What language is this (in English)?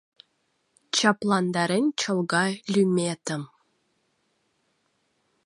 Mari